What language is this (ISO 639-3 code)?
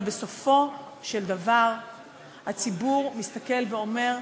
heb